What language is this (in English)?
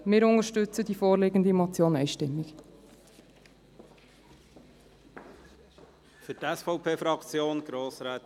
Swiss German